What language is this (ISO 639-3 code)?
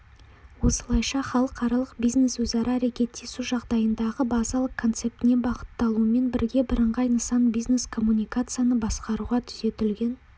kaz